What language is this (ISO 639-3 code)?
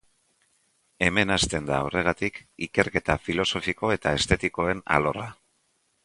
eus